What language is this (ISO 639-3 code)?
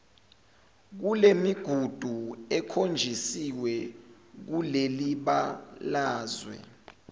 zul